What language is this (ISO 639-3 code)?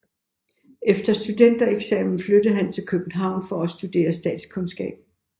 dan